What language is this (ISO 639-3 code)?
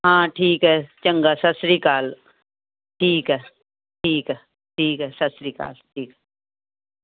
pan